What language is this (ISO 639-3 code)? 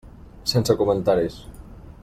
cat